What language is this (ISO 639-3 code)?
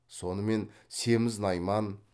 kaz